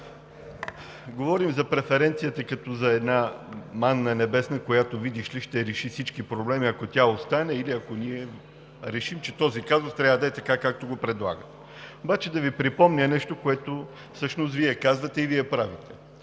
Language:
Bulgarian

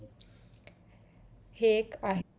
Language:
Marathi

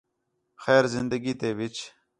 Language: Khetrani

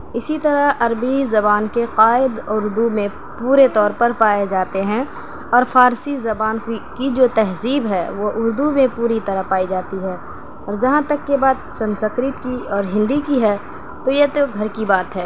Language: Urdu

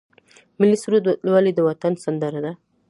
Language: Pashto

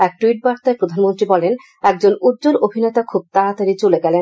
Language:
Bangla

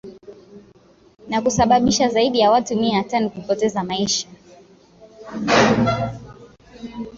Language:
Swahili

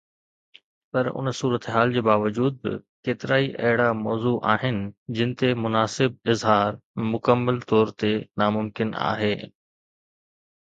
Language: Sindhi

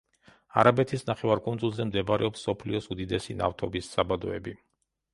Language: Georgian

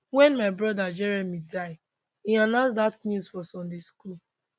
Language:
Nigerian Pidgin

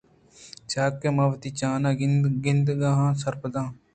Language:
Eastern Balochi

